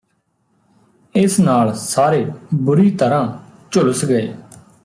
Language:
Punjabi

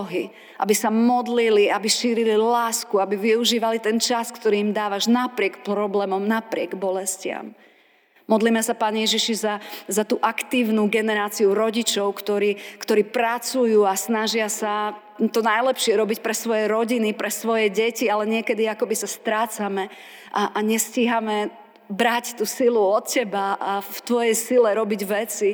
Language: Slovak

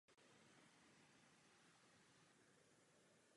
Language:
Czech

